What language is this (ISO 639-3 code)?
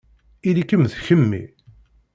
kab